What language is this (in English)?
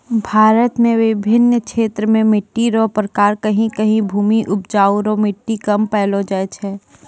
Maithili